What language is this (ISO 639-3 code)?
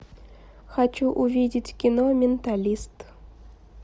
rus